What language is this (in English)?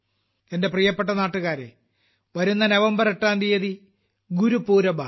Malayalam